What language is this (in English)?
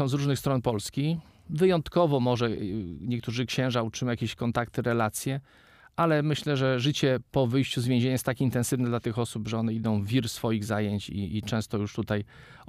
Polish